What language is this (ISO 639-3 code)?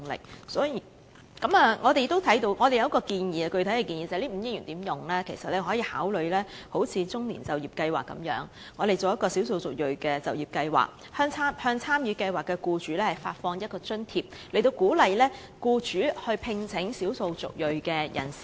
yue